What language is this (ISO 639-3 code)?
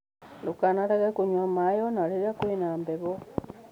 kik